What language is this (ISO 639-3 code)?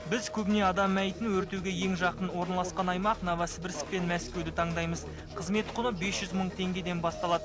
kaz